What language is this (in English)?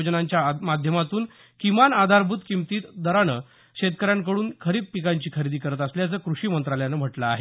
Marathi